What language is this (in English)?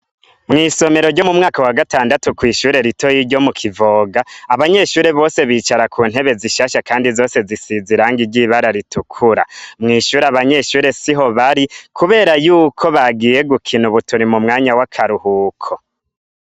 Rundi